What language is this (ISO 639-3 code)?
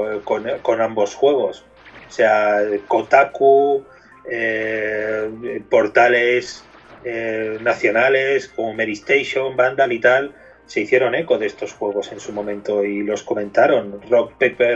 spa